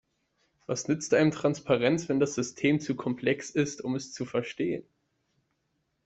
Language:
German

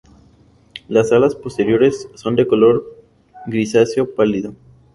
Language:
Spanish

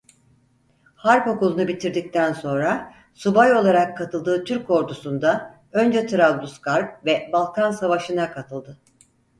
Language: Turkish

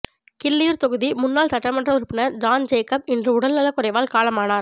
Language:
Tamil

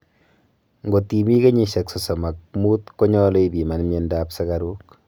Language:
Kalenjin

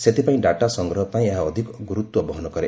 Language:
Odia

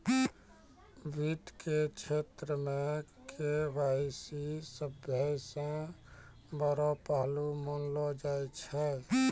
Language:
Maithili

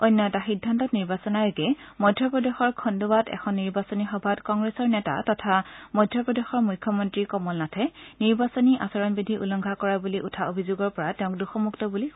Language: Assamese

